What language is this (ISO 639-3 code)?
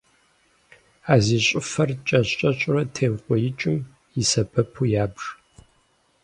kbd